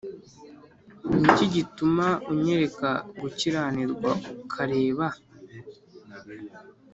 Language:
Kinyarwanda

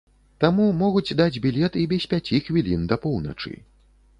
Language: Belarusian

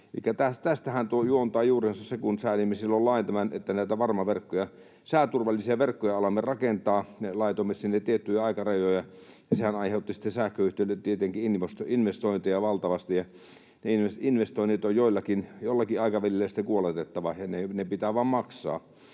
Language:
Finnish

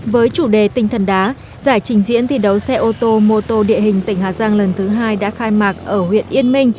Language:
Vietnamese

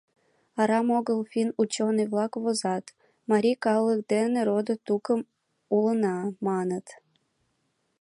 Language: Mari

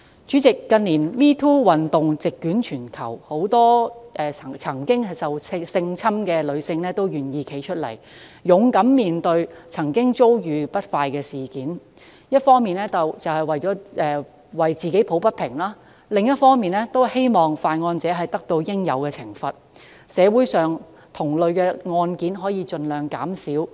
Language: Cantonese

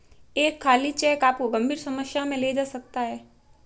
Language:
Hindi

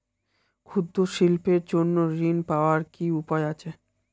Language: Bangla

